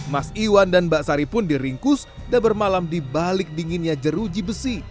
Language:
Indonesian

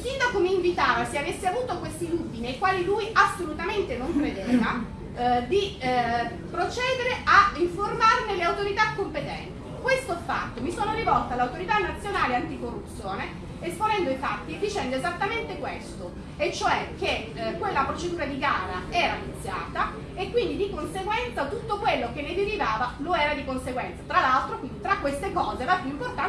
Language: Italian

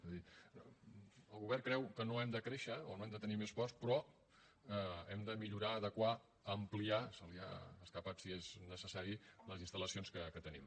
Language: Catalan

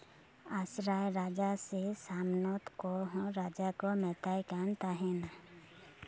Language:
Santali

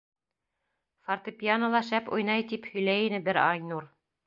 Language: Bashkir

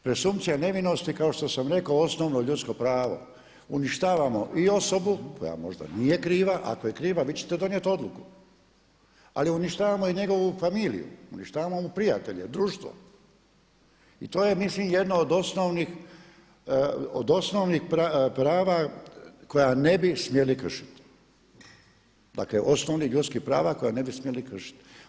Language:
Croatian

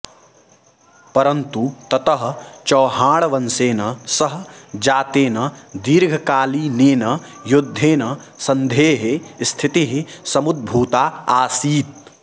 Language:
Sanskrit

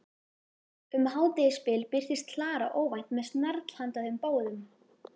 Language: Icelandic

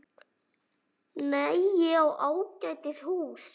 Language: Icelandic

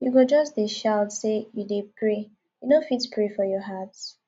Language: Nigerian Pidgin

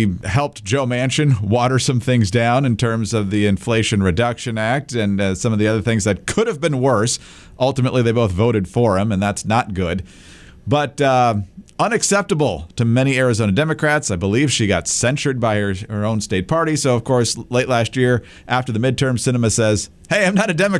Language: English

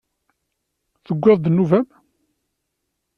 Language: Kabyle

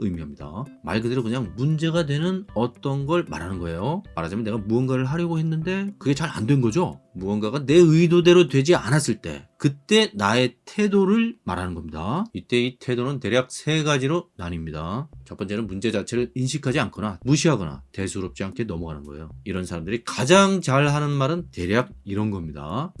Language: Korean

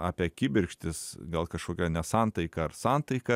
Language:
Lithuanian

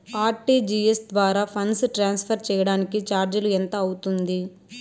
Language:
Telugu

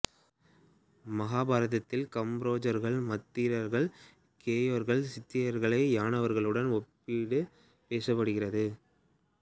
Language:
Tamil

